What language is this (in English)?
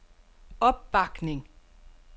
Danish